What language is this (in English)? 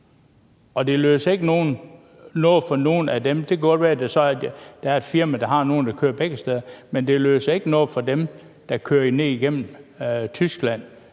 Danish